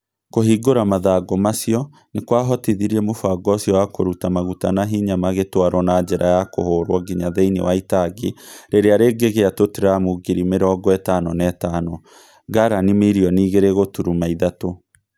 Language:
Kikuyu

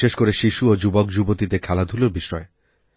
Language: Bangla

